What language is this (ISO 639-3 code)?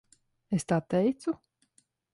lav